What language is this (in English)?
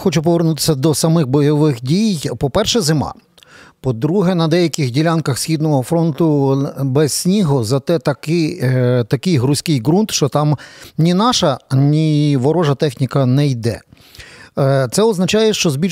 Ukrainian